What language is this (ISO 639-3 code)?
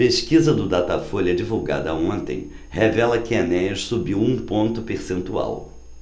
por